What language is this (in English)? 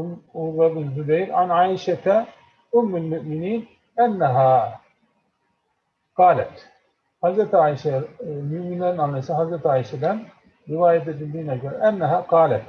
Turkish